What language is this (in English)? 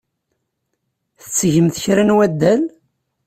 Kabyle